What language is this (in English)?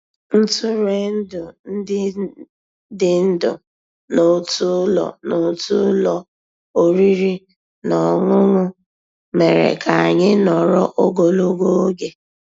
Igbo